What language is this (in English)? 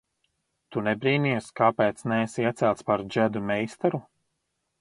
Latvian